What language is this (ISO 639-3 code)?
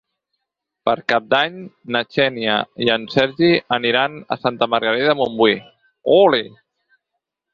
cat